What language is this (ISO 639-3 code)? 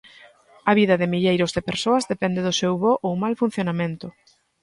glg